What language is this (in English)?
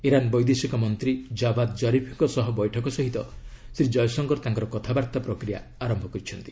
Odia